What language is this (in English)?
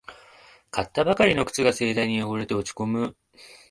Japanese